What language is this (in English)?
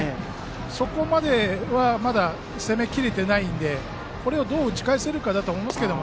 Japanese